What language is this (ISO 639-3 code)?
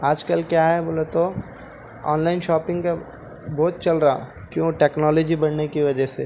urd